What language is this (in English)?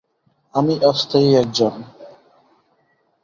Bangla